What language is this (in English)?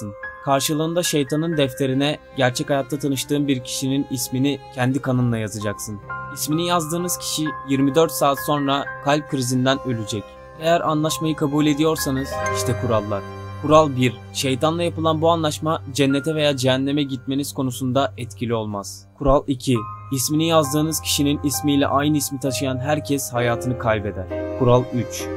Turkish